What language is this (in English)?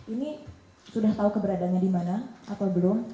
Indonesian